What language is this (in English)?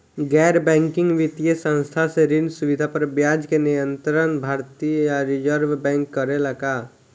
Bhojpuri